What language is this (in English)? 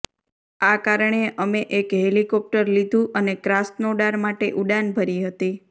Gujarati